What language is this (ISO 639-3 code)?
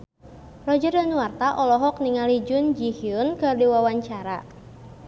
sun